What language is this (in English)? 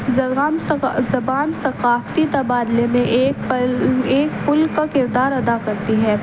Urdu